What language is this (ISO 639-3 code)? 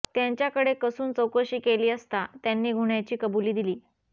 mar